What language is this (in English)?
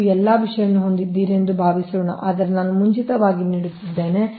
Kannada